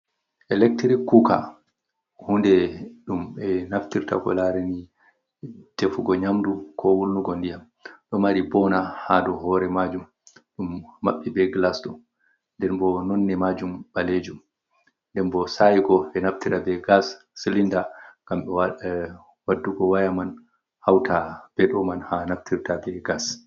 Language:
Fula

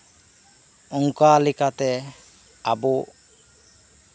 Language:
Santali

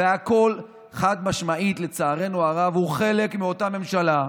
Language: Hebrew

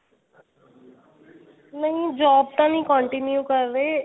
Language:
Punjabi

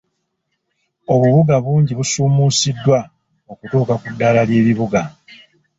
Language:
Ganda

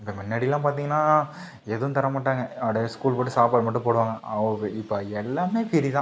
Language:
Tamil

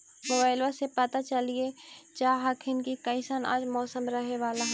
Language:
Magahi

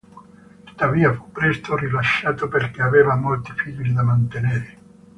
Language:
Italian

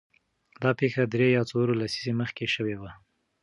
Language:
Pashto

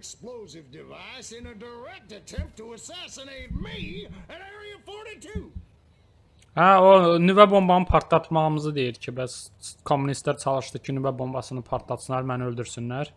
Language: Turkish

